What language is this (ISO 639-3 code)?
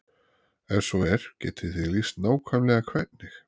isl